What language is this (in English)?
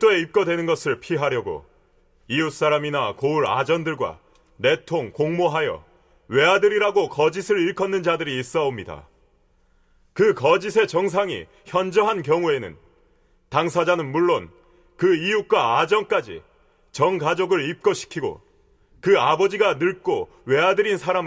Korean